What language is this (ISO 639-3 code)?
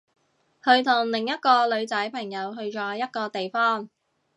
yue